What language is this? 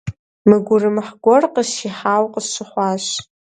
Kabardian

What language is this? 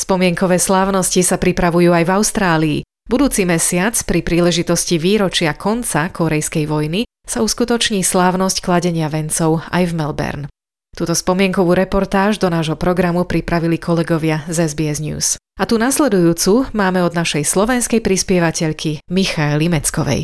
Slovak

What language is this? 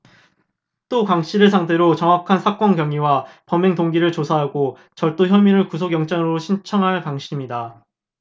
Korean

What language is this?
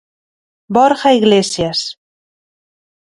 Galician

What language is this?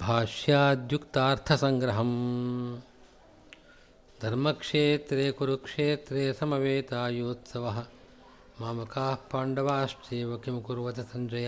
Kannada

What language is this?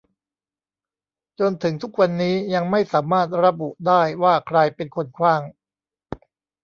Thai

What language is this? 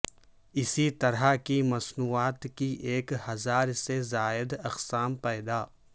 Urdu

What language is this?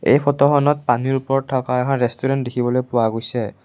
Assamese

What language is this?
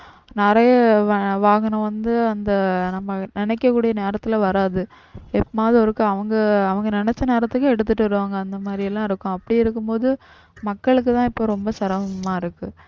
Tamil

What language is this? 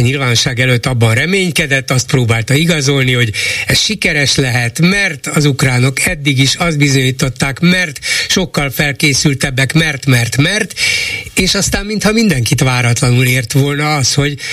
Hungarian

